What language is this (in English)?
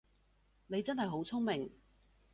Cantonese